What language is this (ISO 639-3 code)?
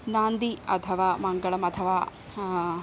san